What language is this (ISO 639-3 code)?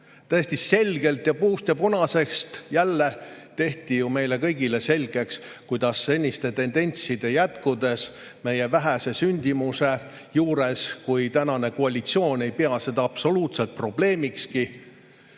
est